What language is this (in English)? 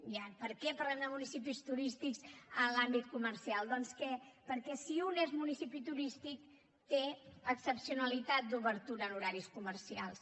Catalan